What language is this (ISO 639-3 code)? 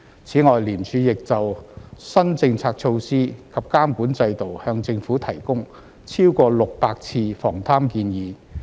yue